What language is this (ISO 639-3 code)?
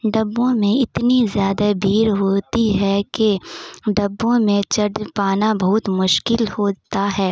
urd